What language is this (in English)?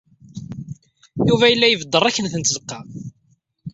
Kabyle